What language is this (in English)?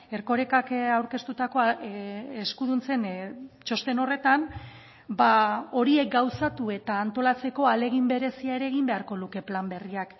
Basque